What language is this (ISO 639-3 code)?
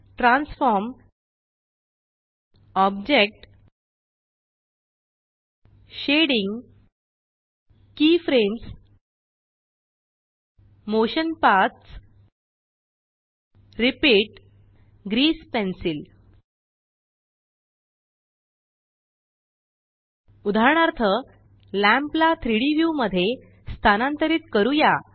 mar